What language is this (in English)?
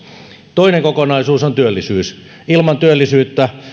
Finnish